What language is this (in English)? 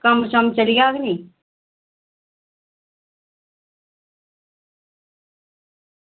Dogri